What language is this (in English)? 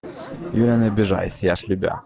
Russian